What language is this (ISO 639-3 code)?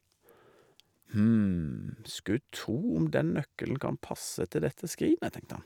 nor